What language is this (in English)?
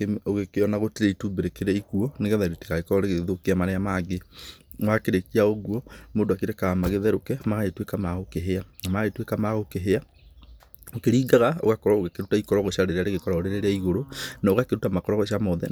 Kikuyu